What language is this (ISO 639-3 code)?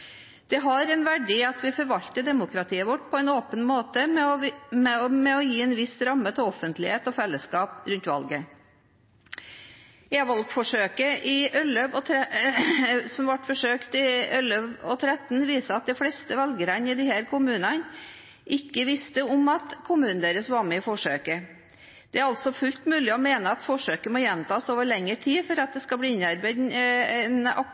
nob